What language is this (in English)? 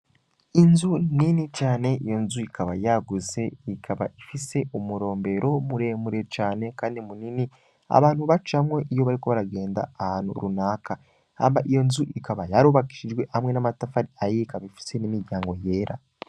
Rundi